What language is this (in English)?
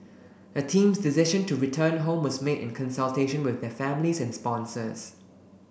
English